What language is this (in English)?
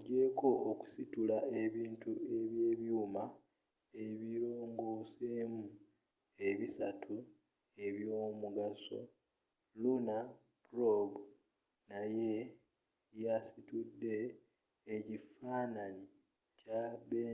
Ganda